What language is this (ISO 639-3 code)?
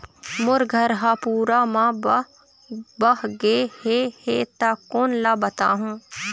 hne